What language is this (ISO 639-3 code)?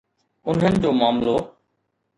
snd